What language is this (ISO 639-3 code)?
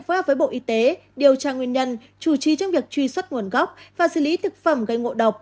vie